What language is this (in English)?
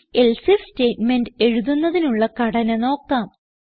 Malayalam